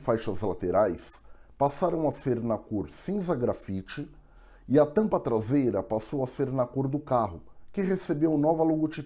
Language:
Portuguese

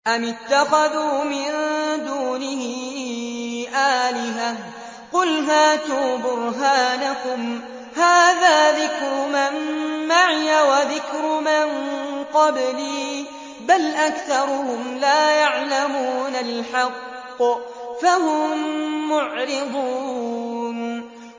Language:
Arabic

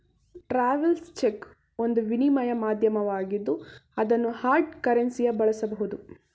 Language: Kannada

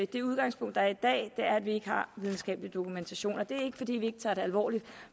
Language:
Danish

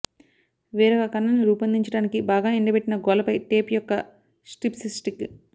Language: Telugu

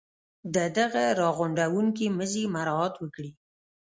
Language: Pashto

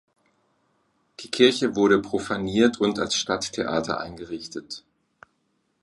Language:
German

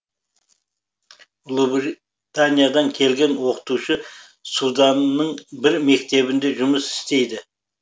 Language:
Kazakh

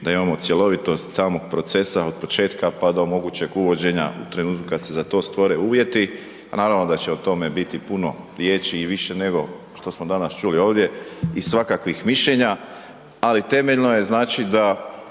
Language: Croatian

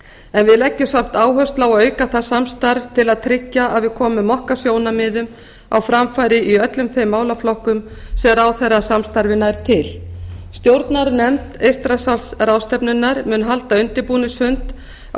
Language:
Icelandic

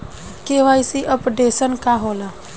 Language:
Bhojpuri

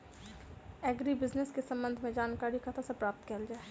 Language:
Maithili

